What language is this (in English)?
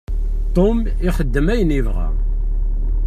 Kabyle